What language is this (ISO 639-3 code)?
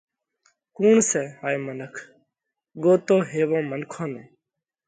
kvx